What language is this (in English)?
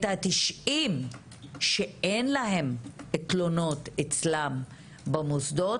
Hebrew